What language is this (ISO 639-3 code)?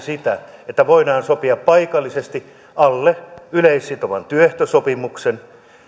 fin